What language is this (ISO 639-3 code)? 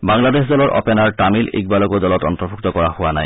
asm